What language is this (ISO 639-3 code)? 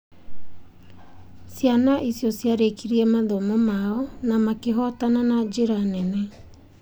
kik